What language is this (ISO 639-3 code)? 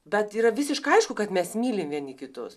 lit